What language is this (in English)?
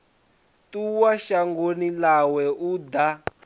Venda